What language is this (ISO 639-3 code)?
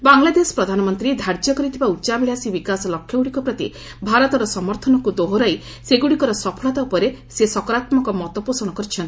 ori